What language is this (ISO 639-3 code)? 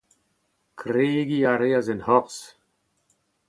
bre